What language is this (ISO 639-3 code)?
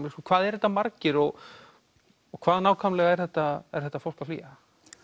isl